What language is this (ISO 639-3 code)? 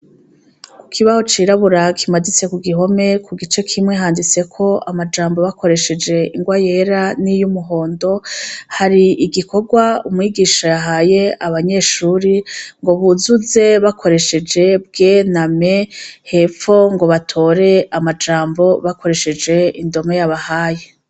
run